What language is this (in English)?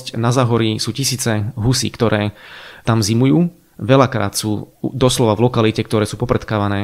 Slovak